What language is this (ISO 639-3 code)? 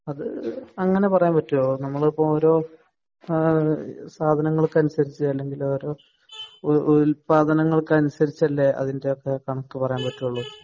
mal